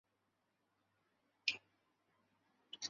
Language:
Chinese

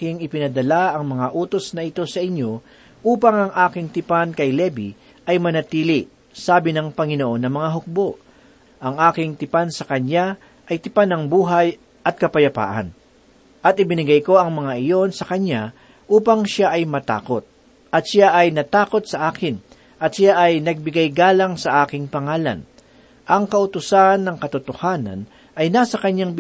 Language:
Filipino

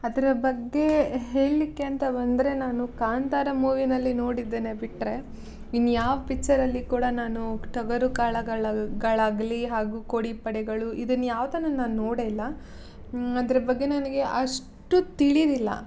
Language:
Kannada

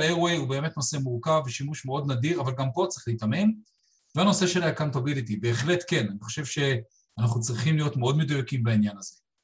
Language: Hebrew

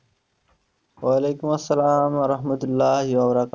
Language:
Bangla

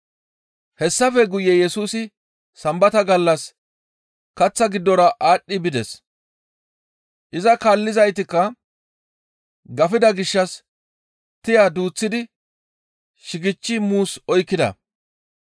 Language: Gamo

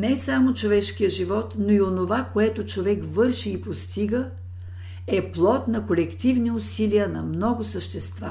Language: Bulgarian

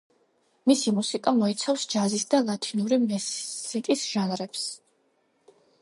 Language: Georgian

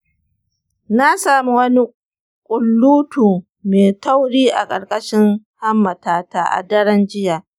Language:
Hausa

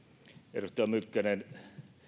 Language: Finnish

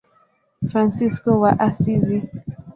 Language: Swahili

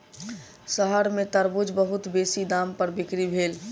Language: Maithili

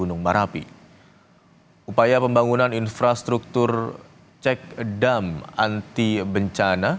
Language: Indonesian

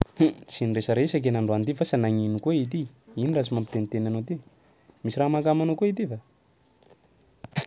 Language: Sakalava Malagasy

